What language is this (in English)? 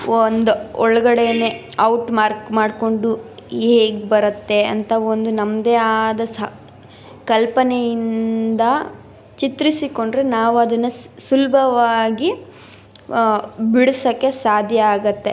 Kannada